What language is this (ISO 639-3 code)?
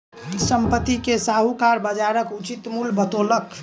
mai